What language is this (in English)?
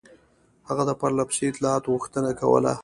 Pashto